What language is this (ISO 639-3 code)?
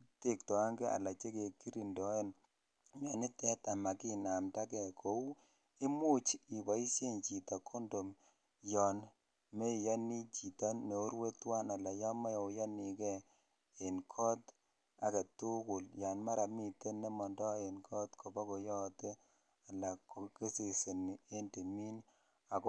kln